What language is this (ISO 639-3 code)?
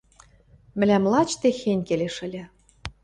mrj